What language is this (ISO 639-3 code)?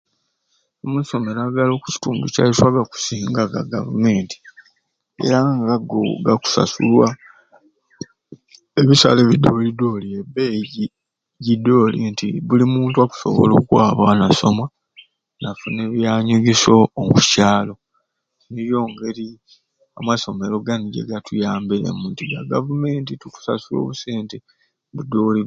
ruc